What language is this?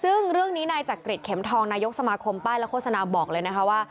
Thai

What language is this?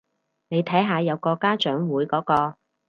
Cantonese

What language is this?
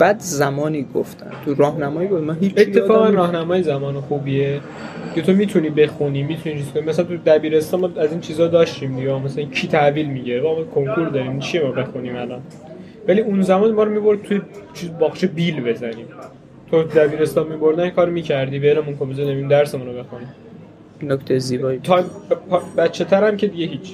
Persian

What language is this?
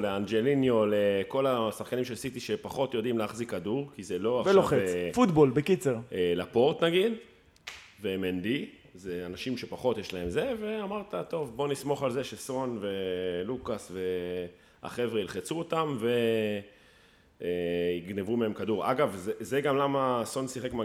Hebrew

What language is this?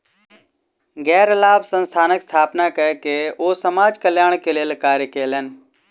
Maithili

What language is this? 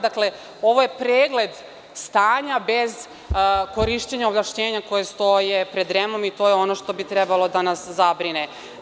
Serbian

